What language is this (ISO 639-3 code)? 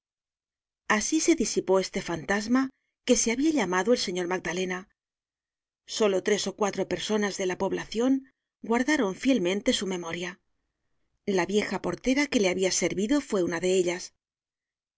spa